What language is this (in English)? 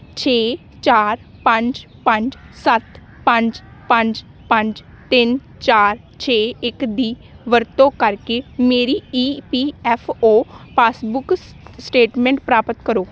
Punjabi